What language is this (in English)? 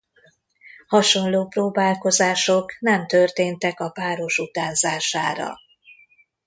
Hungarian